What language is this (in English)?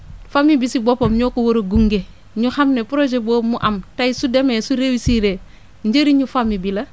Wolof